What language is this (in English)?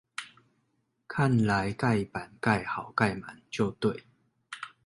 Chinese